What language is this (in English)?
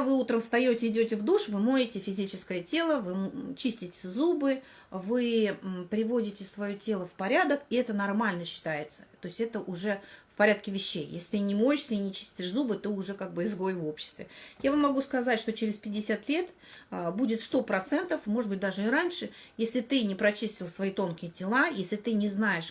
Russian